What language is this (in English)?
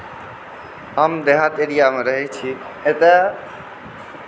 Maithili